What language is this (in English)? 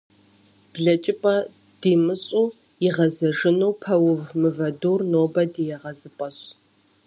Kabardian